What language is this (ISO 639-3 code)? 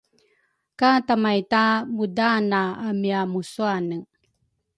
dru